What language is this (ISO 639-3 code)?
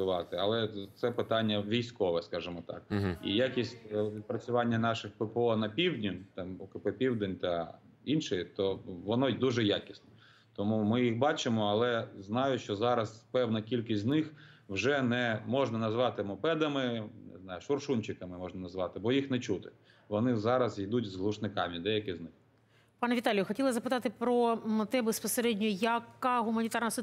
ukr